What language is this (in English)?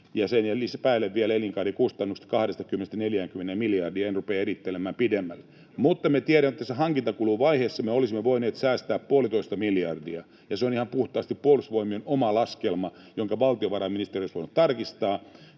Finnish